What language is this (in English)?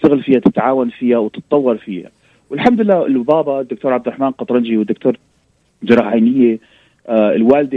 Arabic